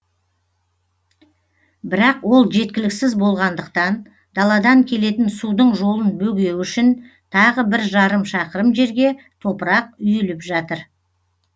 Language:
Kazakh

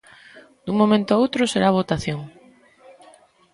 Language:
Galician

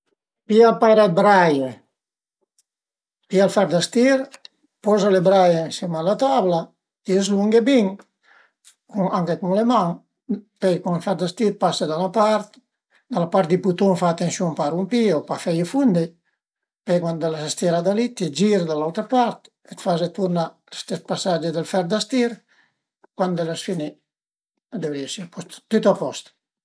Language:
Piedmontese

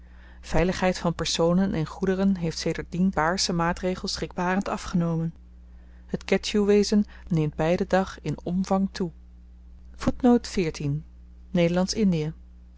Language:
Dutch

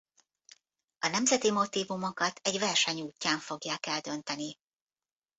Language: Hungarian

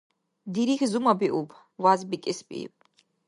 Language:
Dargwa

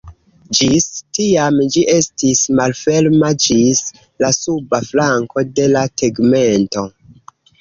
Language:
Esperanto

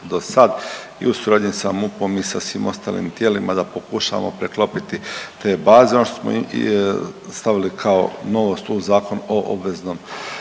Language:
Croatian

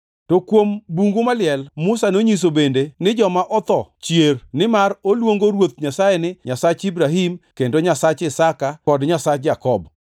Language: Luo (Kenya and Tanzania)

